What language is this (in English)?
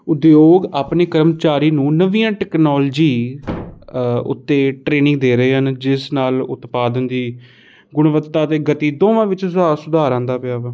Punjabi